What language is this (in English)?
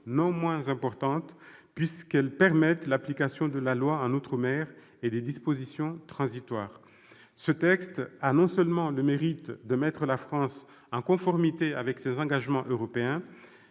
French